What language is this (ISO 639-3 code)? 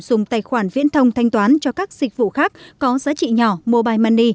vie